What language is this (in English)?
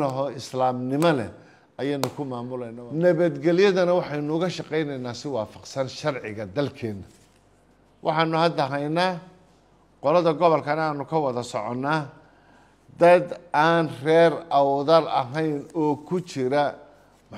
Arabic